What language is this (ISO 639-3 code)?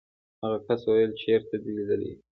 pus